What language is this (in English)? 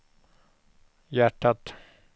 Swedish